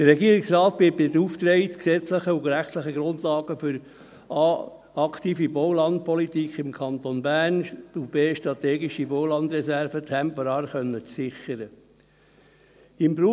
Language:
Swiss German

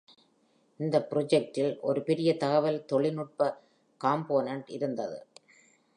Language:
Tamil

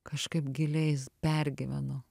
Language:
Lithuanian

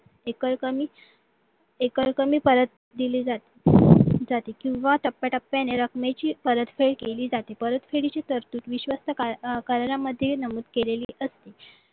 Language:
Marathi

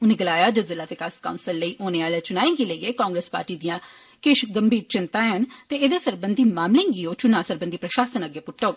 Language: Dogri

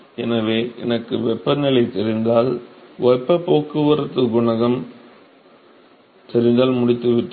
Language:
Tamil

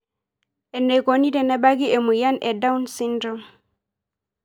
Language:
Masai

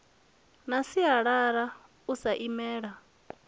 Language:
Venda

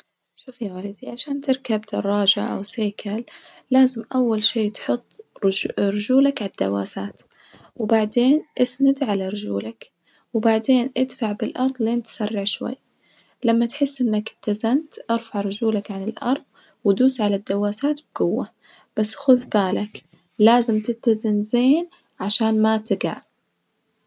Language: Najdi Arabic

